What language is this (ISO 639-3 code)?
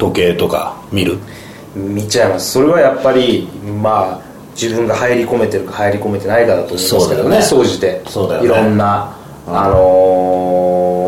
jpn